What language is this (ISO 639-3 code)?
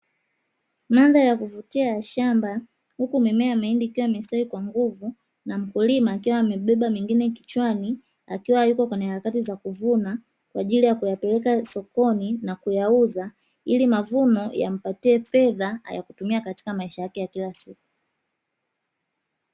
swa